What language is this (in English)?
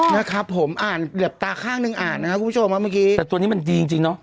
Thai